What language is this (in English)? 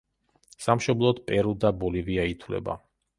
Georgian